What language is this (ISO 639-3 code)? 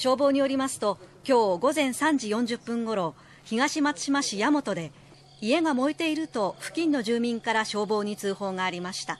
jpn